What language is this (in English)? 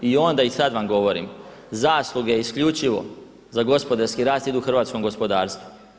Croatian